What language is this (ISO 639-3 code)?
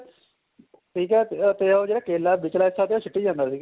pan